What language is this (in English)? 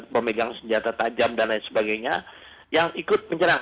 Indonesian